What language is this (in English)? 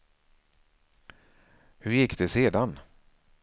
Swedish